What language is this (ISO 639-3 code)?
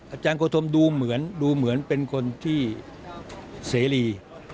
tha